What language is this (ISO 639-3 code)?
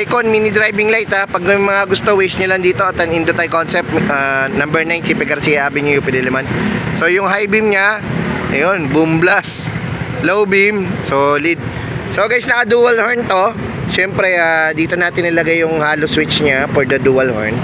fil